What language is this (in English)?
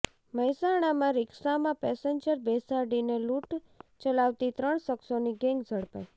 Gujarati